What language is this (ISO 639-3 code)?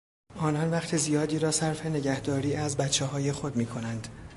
fas